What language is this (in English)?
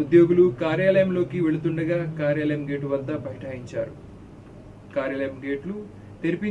Telugu